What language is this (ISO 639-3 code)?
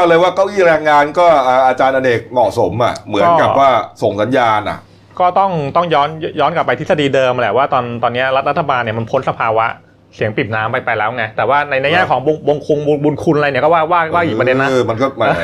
tha